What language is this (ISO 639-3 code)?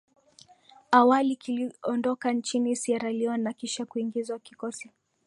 swa